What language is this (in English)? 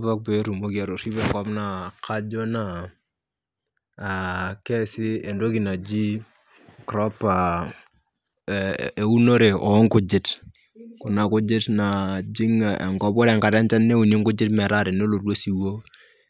Masai